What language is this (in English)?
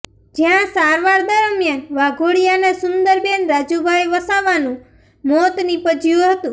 Gujarati